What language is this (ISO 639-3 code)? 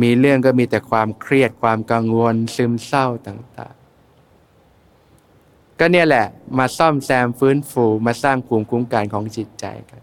tha